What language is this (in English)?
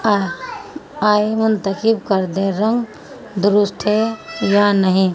Urdu